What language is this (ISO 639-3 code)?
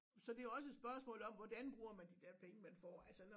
dan